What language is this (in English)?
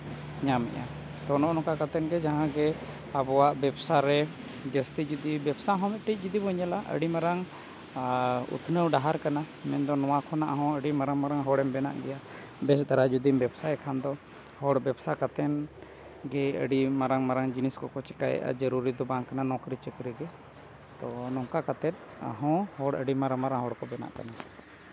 Santali